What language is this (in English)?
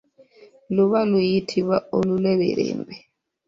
Ganda